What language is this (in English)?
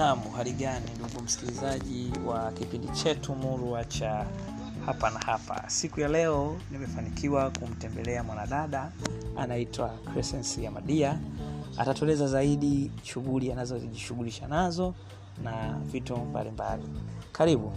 Swahili